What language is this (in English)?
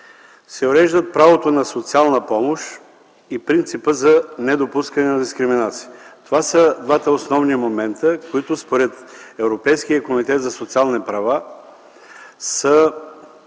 Bulgarian